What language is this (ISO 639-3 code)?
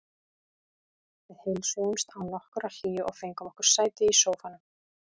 isl